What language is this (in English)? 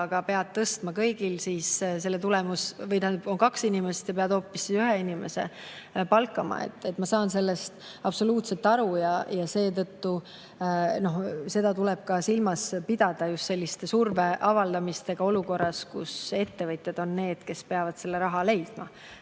Estonian